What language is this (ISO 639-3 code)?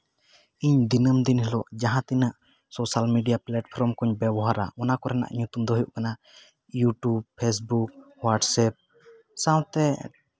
sat